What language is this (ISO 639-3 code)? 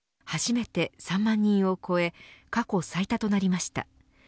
jpn